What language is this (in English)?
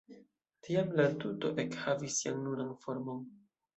Esperanto